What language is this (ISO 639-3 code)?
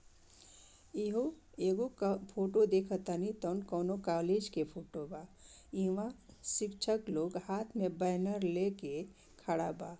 bho